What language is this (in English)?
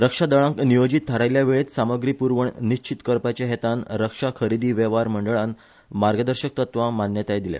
Konkani